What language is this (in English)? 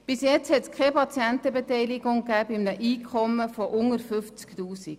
Swiss German